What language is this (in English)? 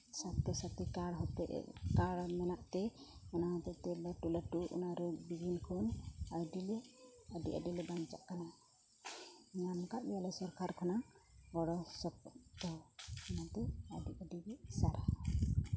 Santali